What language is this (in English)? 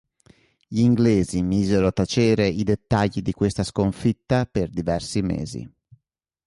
Italian